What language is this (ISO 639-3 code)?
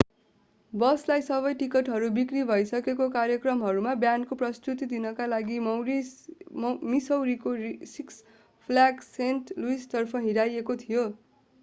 nep